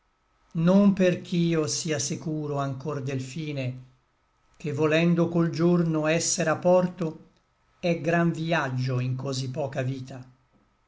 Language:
Italian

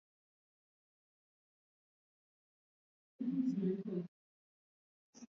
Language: Swahili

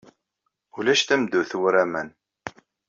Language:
Kabyle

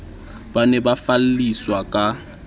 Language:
Southern Sotho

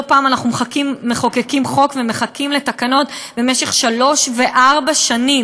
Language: Hebrew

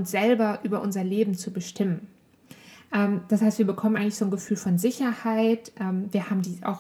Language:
German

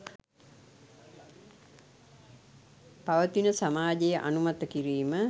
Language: Sinhala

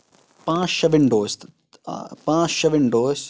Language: Kashmiri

